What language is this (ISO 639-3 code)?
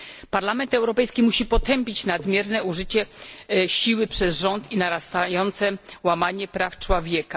pol